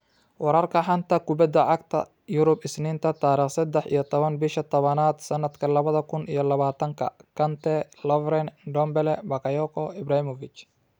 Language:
Somali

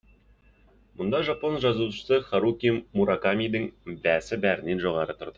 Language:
Kazakh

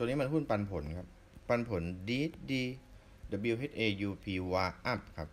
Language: Thai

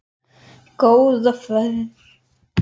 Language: Icelandic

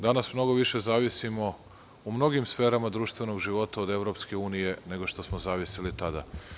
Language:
Serbian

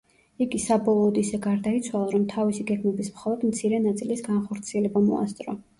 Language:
Georgian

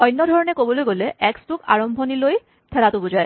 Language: Assamese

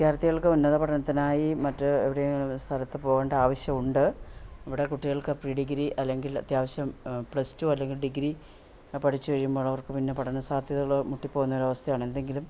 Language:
Malayalam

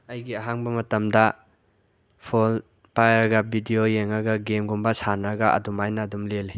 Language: Manipuri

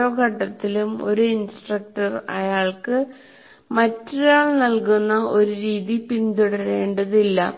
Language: Malayalam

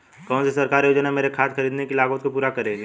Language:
Hindi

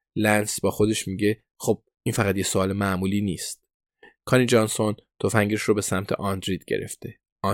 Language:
Persian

